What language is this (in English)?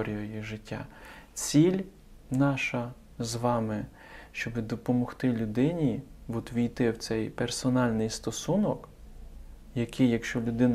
Ukrainian